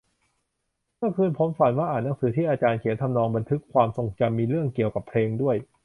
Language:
Thai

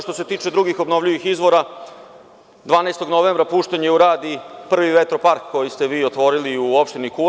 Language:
Serbian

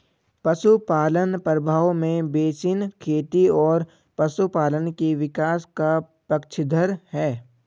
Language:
Hindi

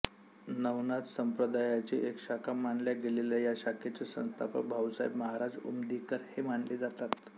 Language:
Marathi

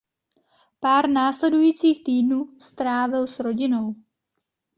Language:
Czech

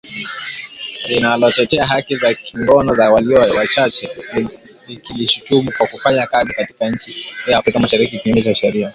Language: Swahili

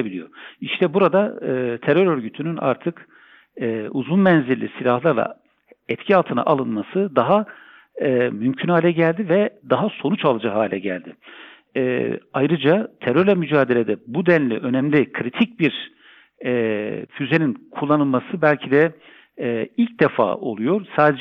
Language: Turkish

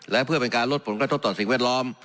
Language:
Thai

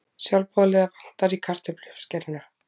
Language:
Icelandic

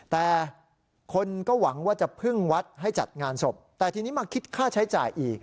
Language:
Thai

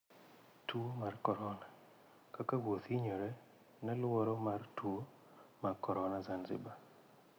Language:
Luo (Kenya and Tanzania)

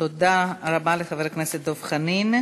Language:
Hebrew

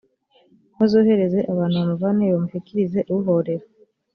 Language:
Kinyarwanda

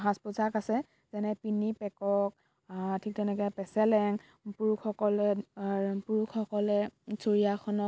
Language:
Assamese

